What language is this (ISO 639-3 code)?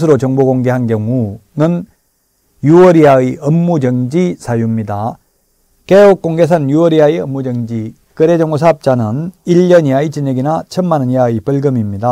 kor